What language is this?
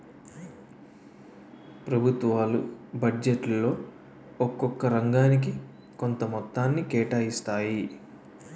Telugu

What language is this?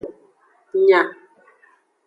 Aja (Benin)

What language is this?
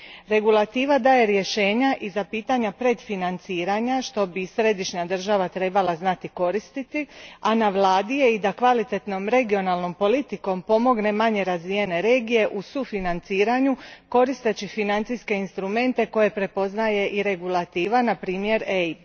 Croatian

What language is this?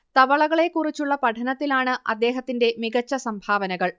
Malayalam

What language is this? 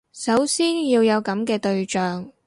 Cantonese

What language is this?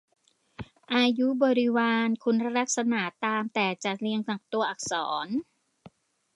Thai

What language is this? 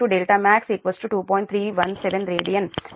Telugu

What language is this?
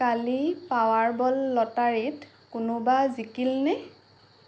Assamese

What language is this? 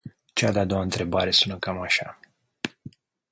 Romanian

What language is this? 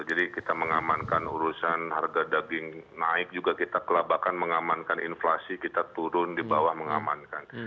Indonesian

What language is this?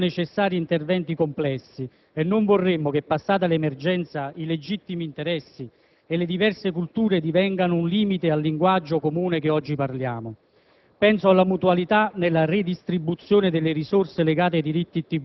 Italian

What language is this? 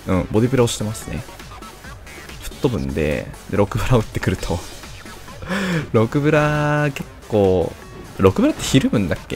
Japanese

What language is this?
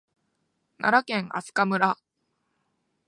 Japanese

